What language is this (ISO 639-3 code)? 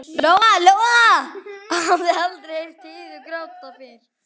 isl